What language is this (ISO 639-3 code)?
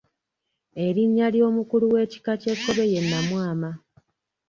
lug